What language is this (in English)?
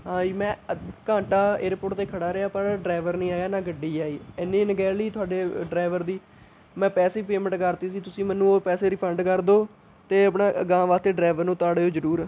Punjabi